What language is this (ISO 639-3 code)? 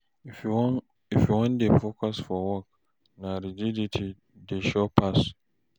pcm